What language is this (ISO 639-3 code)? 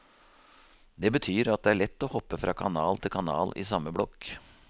nor